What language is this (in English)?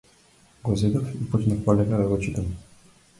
Macedonian